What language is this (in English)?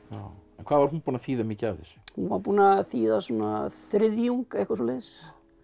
Icelandic